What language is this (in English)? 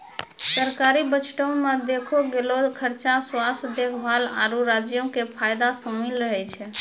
Maithili